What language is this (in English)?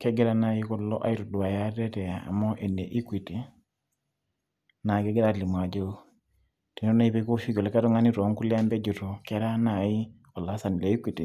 Masai